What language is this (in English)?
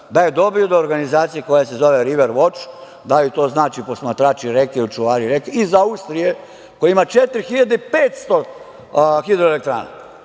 Serbian